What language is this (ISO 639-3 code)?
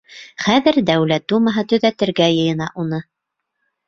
bak